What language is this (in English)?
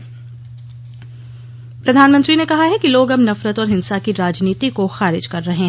Hindi